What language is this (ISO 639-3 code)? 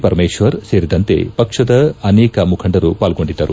kan